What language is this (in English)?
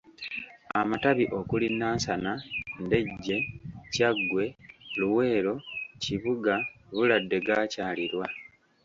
Ganda